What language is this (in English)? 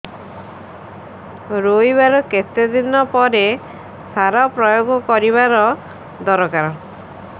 Odia